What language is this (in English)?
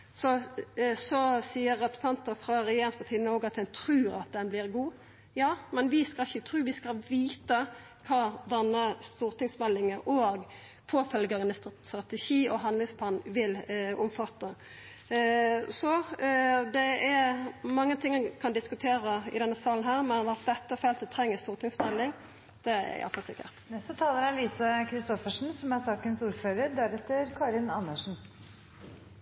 Norwegian